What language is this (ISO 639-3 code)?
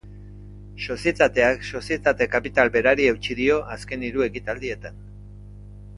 eus